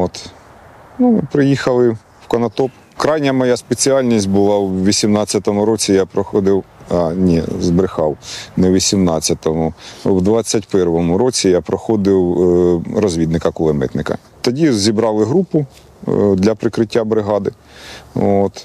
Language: Ukrainian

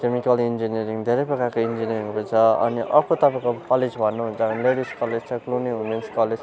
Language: Nepali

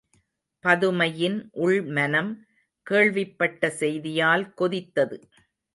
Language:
Tamil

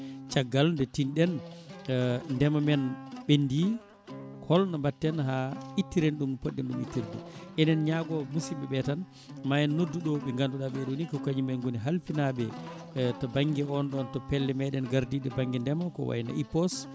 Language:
Fula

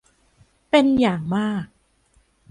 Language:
Thai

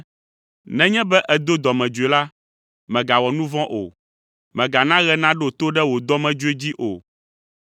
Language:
Ewe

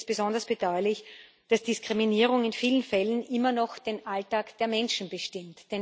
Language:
German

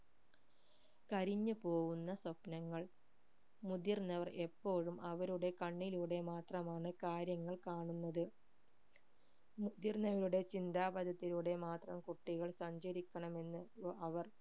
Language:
Malayalam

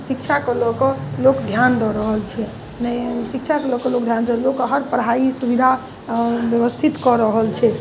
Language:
Maithili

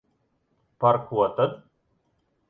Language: Latvian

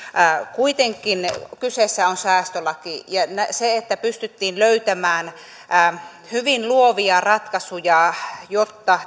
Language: Finnish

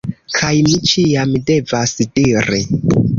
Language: Esperanto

